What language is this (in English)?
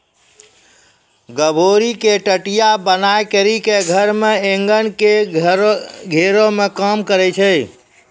Maithili